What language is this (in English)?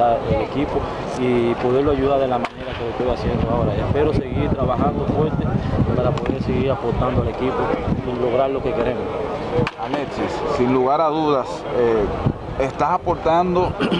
Spanish